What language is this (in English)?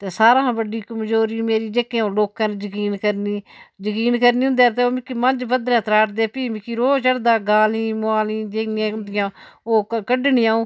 Dogri